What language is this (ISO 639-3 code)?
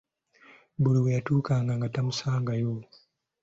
lug